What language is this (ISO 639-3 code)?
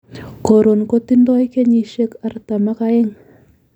kln